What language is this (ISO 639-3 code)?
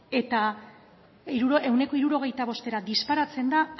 eus